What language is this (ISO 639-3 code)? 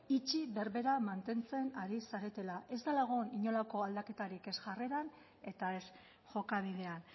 eus